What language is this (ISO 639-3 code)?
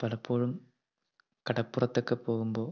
mal